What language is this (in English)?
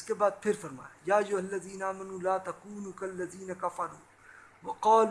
Urdu